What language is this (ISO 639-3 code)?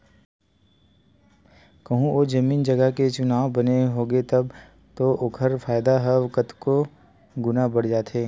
hne